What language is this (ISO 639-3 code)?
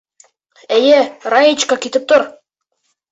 bak